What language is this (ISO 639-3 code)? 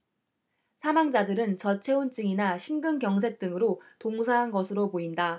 kor